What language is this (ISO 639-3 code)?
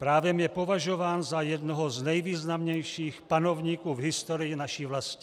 ces